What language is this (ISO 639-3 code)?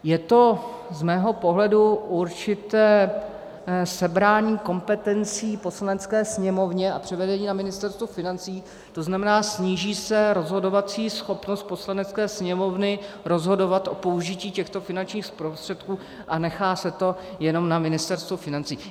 ces